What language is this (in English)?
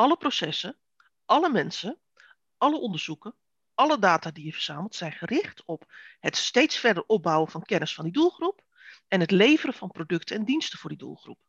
Dutch